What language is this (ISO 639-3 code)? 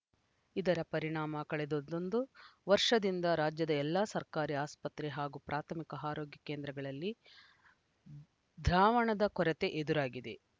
kan